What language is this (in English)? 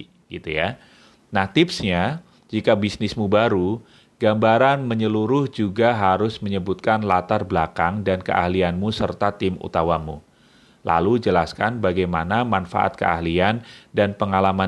Indonesian